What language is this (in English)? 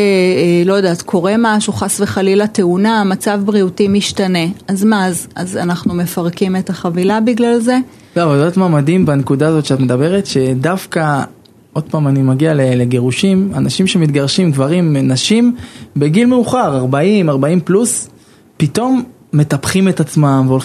Hebrew